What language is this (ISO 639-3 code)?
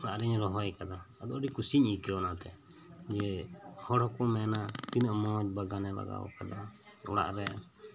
sat